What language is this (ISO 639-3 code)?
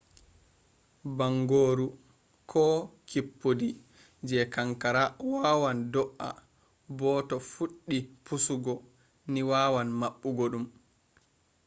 ful